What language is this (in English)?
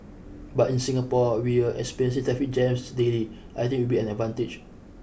English